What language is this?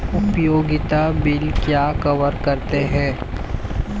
Hindi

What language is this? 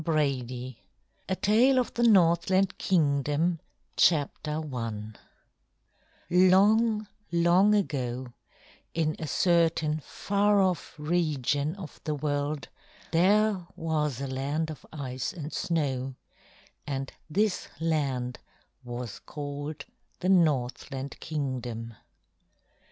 English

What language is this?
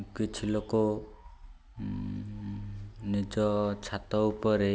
Odia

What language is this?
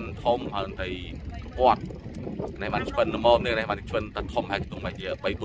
Thai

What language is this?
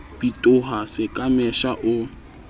Southern Sotho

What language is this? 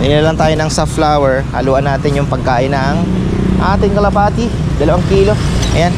Filipino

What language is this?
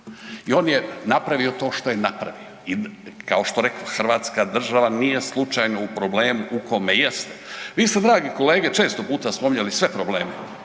Croatian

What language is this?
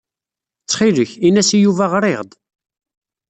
Kabyle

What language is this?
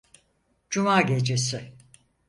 Turkish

